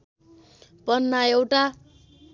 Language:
Nepali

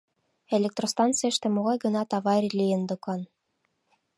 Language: Mari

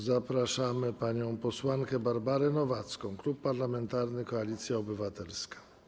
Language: Polish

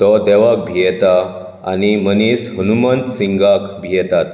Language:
Konkani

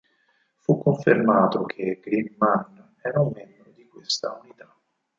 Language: Italian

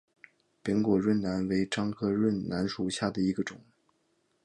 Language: Chinese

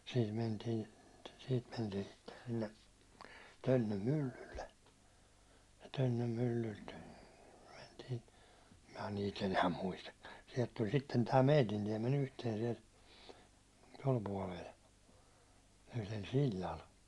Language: Finnish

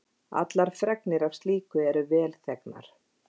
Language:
Icelandic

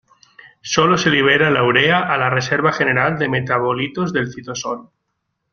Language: Spanish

